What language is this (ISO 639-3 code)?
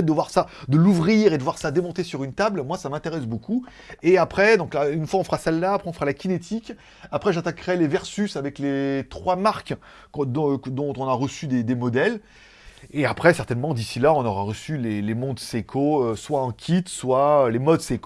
fra